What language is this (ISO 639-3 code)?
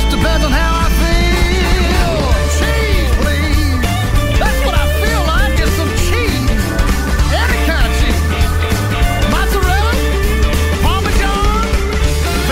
heb